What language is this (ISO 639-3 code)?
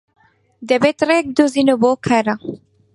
ckb